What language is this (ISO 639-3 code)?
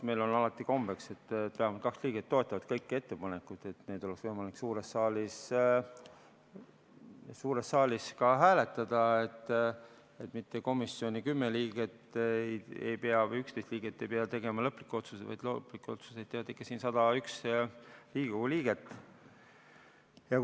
est